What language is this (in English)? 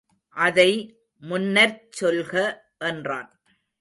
Tamil